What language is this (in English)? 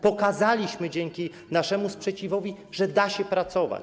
Polish